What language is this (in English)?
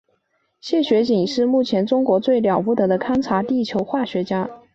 Chinese